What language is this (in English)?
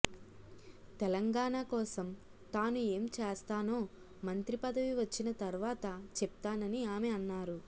Telugu